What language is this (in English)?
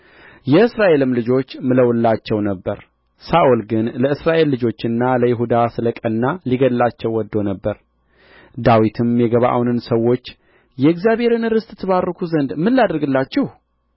Amharic